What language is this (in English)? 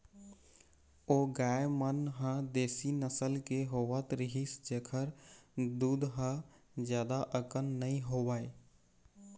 Chhattisgarhi